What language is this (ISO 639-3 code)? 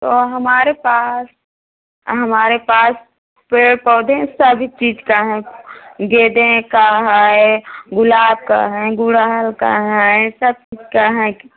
hin